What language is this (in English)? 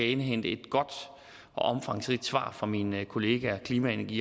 Danish